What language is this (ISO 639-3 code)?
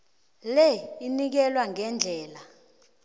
nbl